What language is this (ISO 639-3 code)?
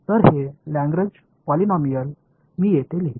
mar